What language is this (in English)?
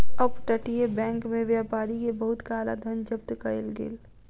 Maithili